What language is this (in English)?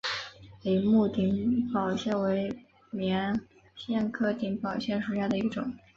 Chinese